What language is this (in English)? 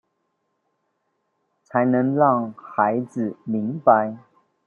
Chinese